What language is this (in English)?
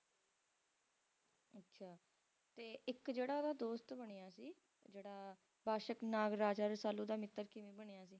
Punjabi